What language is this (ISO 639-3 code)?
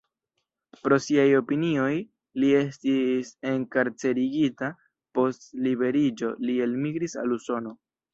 epo